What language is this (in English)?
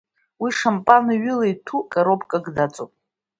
Abkhazian